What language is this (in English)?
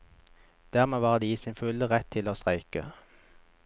Norwegian